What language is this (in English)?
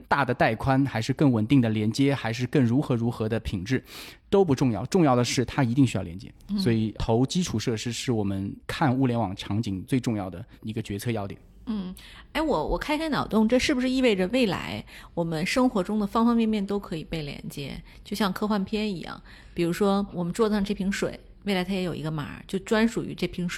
Chinese